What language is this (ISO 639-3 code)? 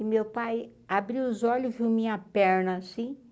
por